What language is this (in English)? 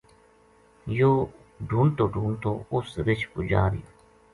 Gujari